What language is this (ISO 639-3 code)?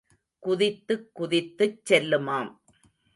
tam